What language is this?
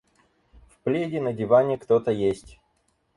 Russian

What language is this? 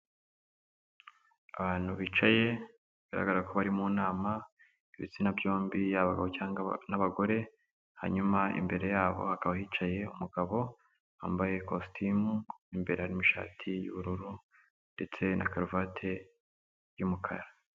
Kinyarwanda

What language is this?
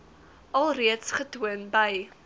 Afrikaans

